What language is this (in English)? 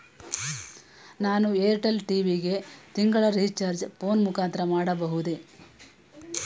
Kannada